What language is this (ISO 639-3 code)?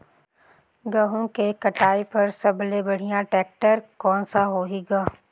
hne